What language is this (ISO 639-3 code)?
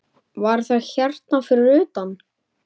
isl